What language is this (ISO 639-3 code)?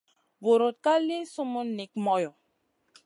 mcn